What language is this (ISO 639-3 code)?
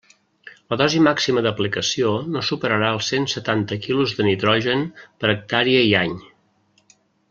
cat